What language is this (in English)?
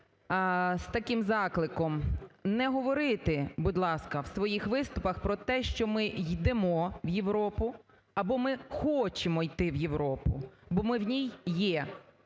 Ukrainian